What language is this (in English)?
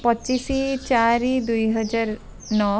Odia